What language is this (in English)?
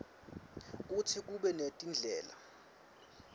Swati